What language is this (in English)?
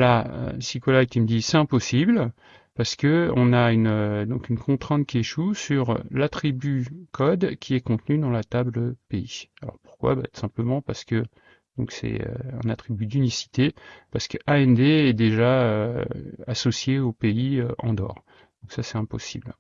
French